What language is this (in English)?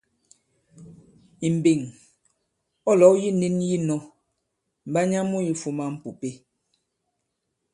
Bankon